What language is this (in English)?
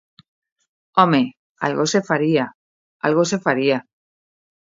Galician